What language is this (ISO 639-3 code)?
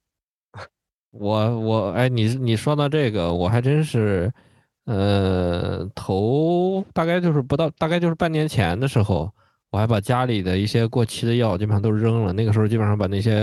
zho